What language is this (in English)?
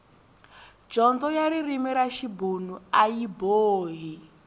Tsonga